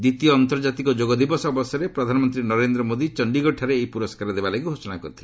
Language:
Odia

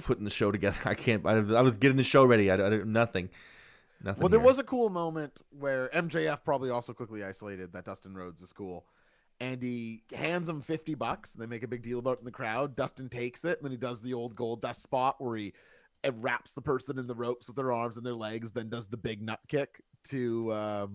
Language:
English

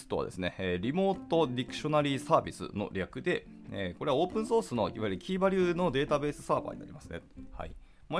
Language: Japanese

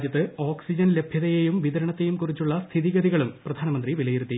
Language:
Malayalam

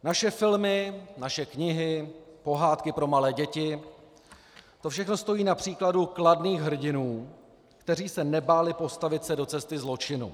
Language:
Czech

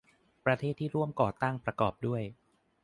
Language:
Thai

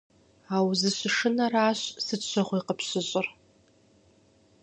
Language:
Kabardian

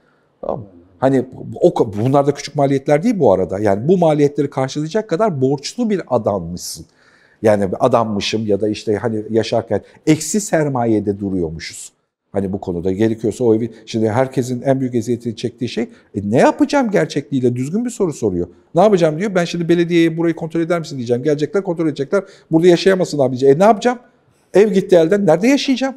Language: Turkish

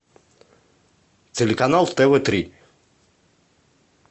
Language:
Russian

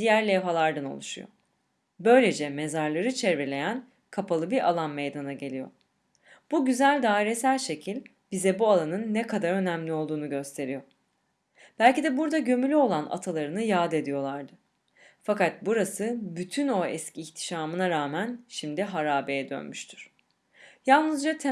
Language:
Turkish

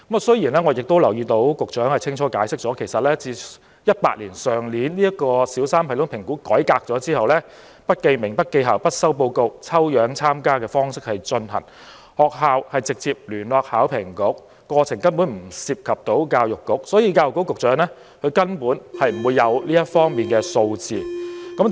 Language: Cantonese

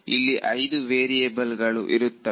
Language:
Kannada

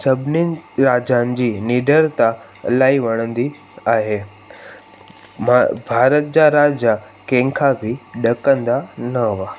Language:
Sindhi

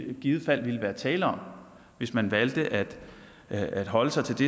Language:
Danish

